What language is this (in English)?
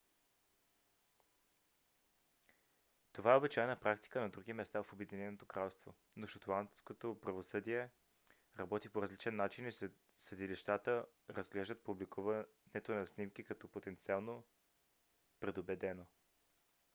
Bulgarian